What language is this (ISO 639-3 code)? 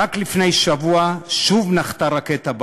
heb